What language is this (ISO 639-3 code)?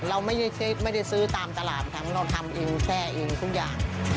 tha